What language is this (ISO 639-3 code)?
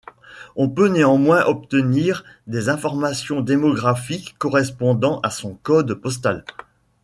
fra